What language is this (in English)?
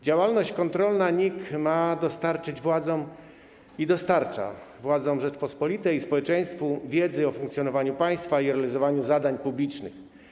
Polish